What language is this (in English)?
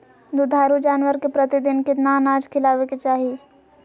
Magahi